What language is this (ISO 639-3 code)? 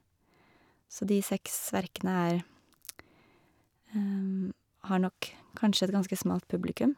nor